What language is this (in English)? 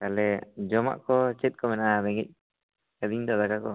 Santali